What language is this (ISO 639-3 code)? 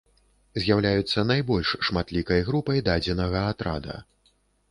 bel